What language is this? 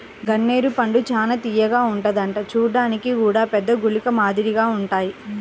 Telugu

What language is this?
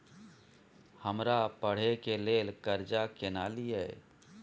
Maithili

